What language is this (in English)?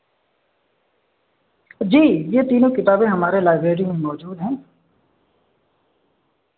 Urdu